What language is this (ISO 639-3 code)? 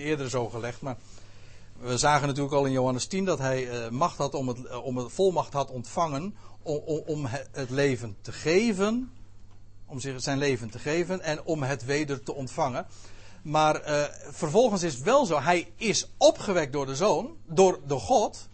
nld